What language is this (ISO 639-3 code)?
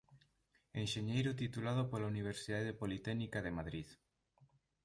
glg